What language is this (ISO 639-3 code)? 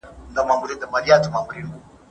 pus